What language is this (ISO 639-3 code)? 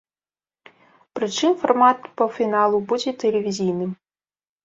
bel